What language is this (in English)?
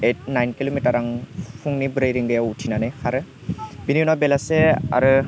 Bodo